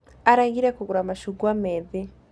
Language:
Kikuyu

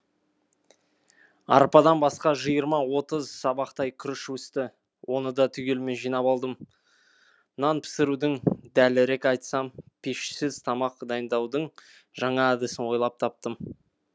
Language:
Kazakh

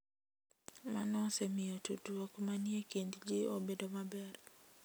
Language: Luo (Kenya and Tanzania)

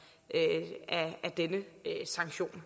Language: Danish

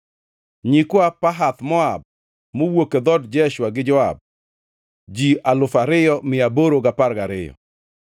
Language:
Luo (Kenya and Tanzania)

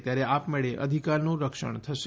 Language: Gujarati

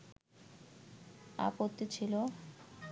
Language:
Bangla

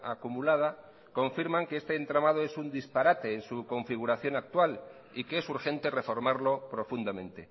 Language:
Spanish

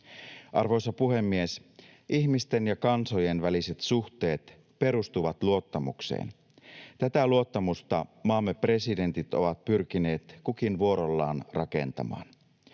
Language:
Finnish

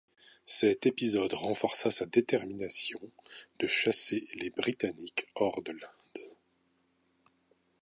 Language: French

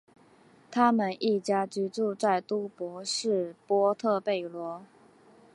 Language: Chinese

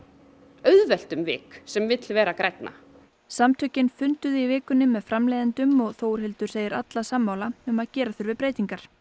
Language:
Icelandic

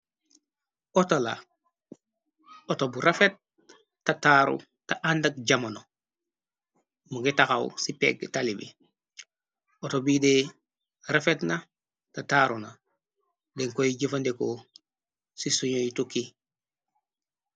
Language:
Wolof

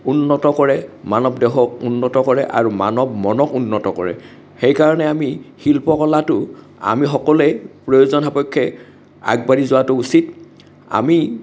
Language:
Assamese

